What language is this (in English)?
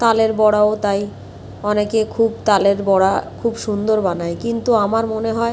Bangla